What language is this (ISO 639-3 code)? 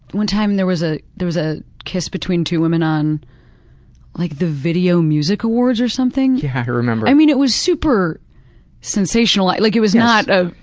eng